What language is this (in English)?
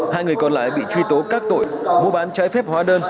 Vietnamese